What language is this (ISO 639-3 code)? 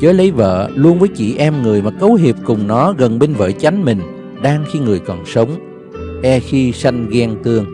vie